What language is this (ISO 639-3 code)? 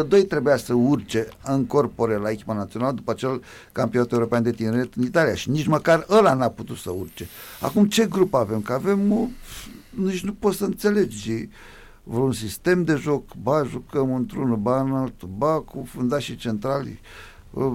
ron